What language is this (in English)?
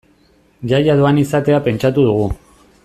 Basque